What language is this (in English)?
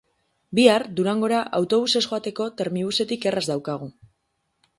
Basque